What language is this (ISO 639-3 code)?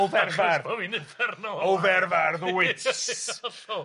cym